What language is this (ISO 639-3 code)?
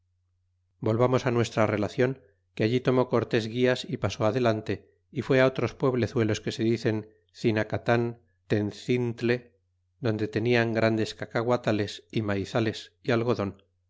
spa